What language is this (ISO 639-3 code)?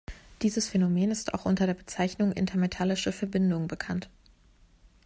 deu